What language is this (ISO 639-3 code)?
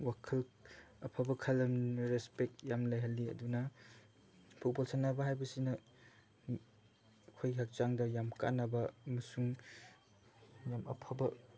mni